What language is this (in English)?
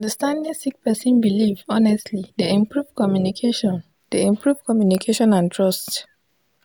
Nigerian Pidgin